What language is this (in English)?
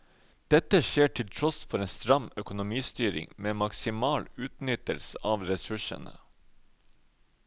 Norwegian